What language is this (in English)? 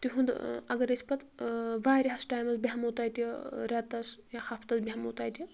Kashmiri